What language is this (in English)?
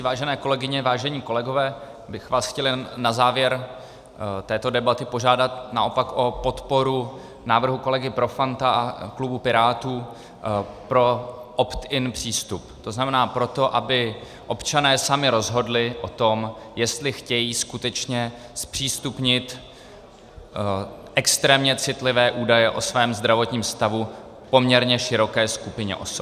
Czech